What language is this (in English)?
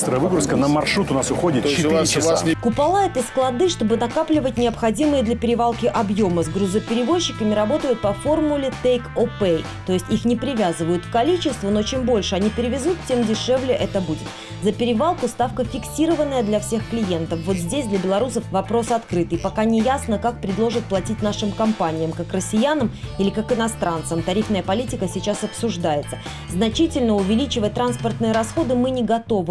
Russian